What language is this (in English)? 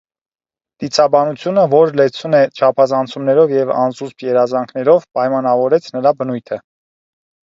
Armenian